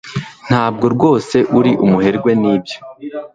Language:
Kinyarwanda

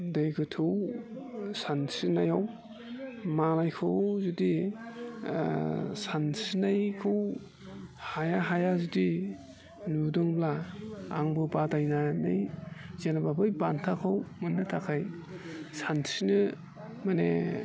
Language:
Bodo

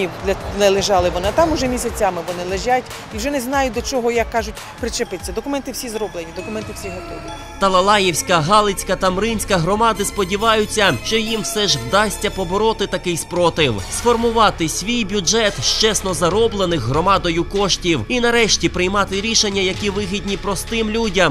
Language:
Ukrainian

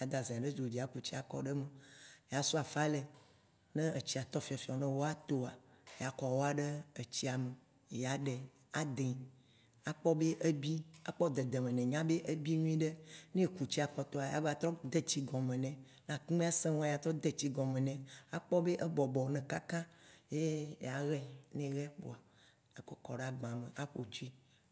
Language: Waci Gbe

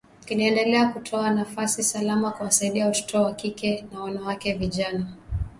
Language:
Swahili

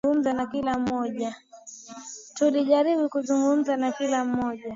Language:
Swahili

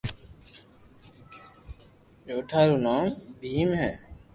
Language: Loarki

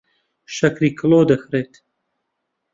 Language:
Central Kurdish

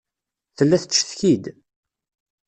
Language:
Kabyle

